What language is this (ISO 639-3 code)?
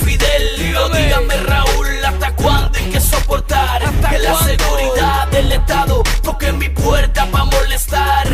spa